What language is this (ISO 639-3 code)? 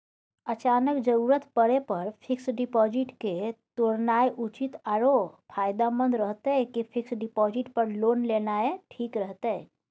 mai